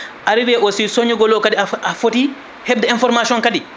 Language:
Fula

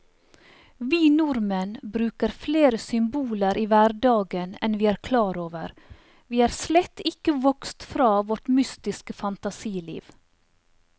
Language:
Norwegian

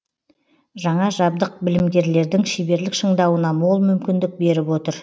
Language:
Kazakh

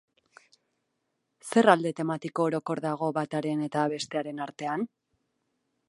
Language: Basque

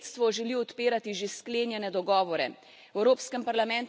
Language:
Slovenian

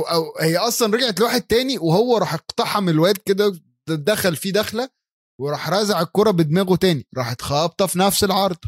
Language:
Arabic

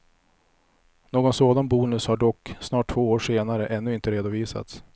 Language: Swedish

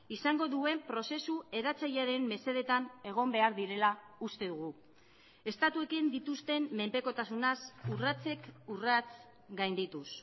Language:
Basque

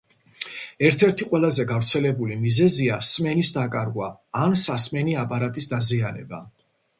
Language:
Georgian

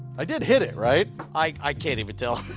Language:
English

